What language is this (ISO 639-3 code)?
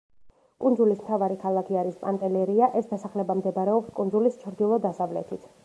kat